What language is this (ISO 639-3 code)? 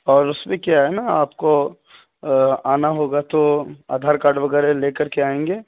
urd